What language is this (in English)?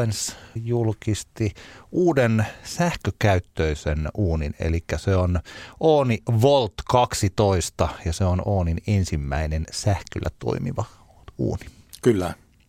Finnish